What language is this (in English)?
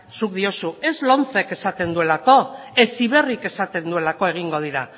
Basque